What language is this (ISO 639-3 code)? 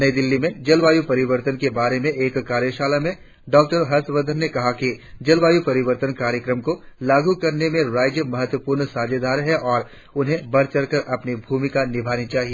hin